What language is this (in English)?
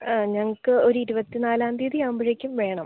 Malayalam